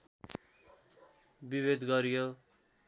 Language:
Nepali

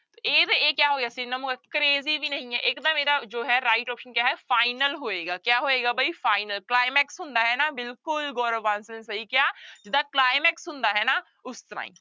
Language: Punjabi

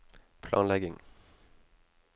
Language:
Norwegian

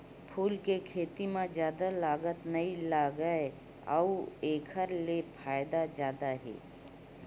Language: Chhattisgarhi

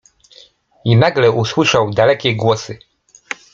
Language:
Polish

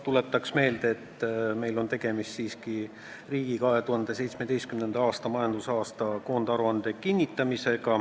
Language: Estonian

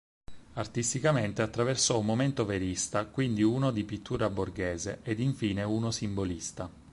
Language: Italian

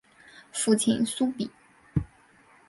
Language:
Chinese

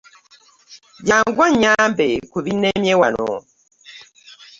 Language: Ganda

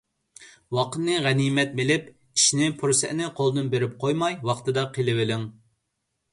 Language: Uyghur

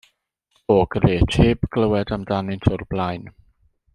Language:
Welsh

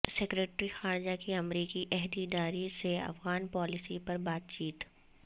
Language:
Urdu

